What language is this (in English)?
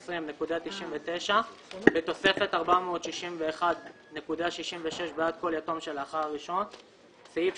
Hebrew